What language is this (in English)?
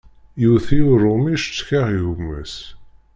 Kabyle